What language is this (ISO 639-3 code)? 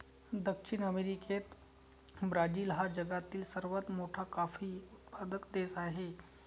mar